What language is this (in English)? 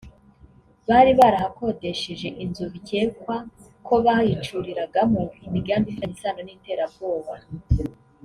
Kinyarwanda